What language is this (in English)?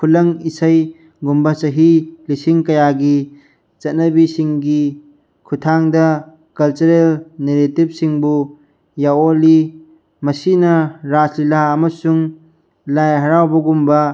Manipuri